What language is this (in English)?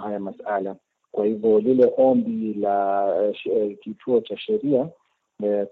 Swahili